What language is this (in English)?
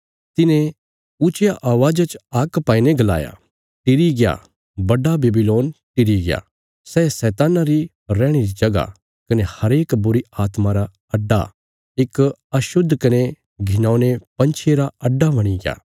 Bilaspuri